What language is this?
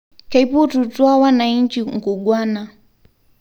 Masai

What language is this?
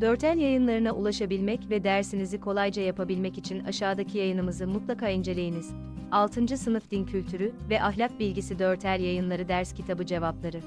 Turkish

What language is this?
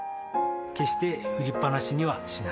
Japanese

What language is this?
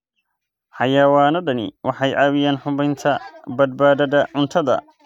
Somali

